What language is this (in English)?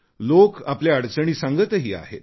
Marathi